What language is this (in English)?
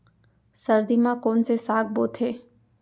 Chhattisgarhi